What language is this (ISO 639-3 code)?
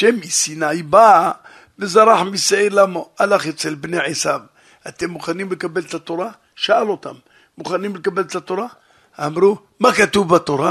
heb